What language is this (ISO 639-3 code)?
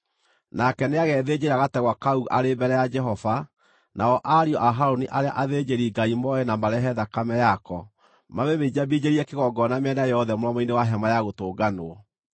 kik